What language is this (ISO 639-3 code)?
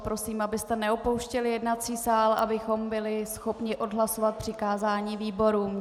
ces